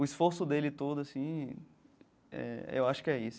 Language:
Portuguese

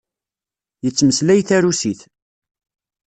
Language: Kabyle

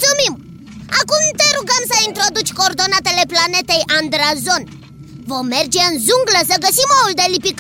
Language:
Romanian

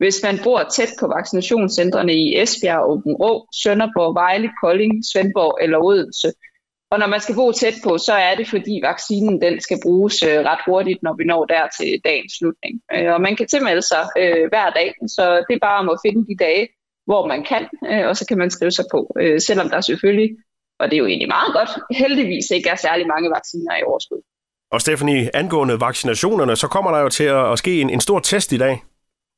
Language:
Danish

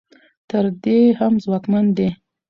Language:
Pashto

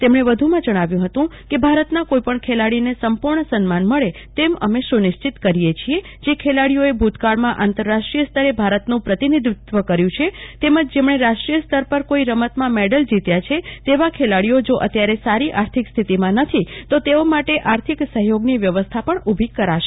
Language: Gujarati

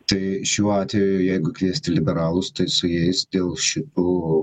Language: Lithuanian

